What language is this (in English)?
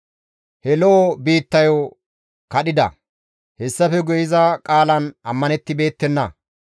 Gamo